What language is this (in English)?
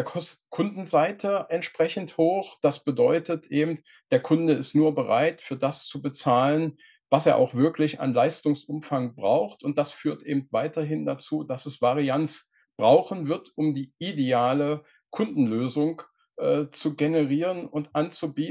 German